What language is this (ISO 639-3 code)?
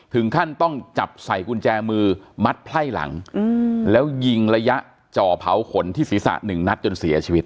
tha